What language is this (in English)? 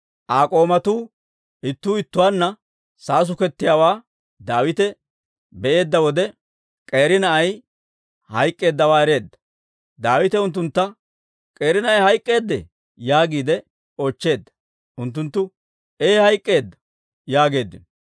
Dawro